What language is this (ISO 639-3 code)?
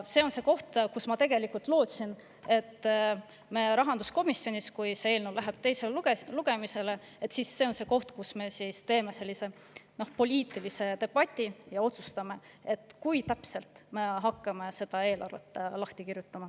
est